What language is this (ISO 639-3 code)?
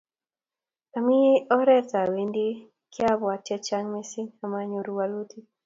kln